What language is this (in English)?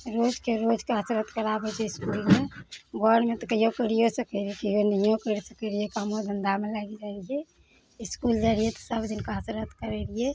Maithili